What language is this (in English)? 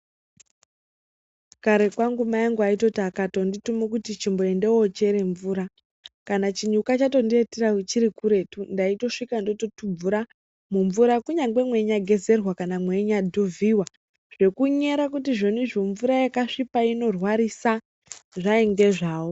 Ndau